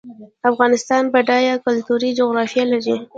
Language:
Pashto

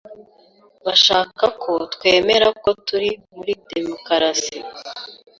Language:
Kinyarwanda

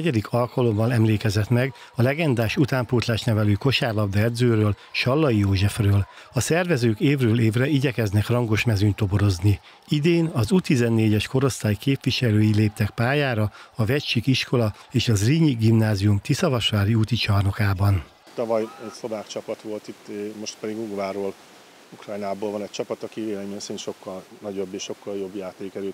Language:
Hungarian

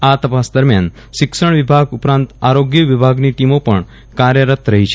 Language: Gujarati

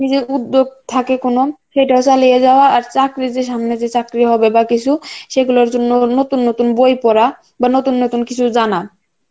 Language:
Bangla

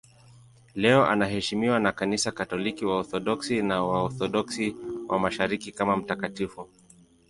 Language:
Swahili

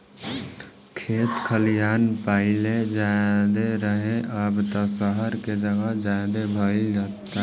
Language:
Bhojpuri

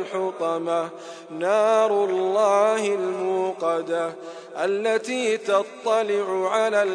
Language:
Arabic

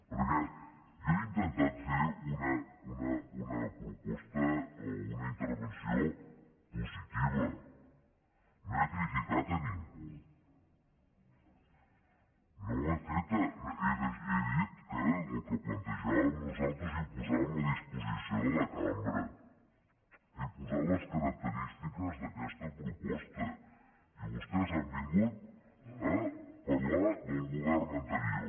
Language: Catalan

